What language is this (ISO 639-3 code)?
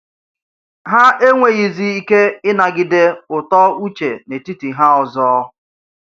ibo